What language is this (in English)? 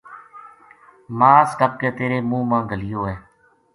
Gujari